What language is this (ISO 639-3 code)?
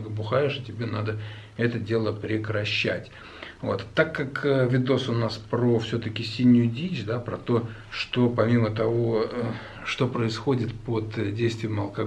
rus